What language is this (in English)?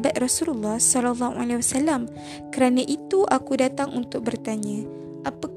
Malay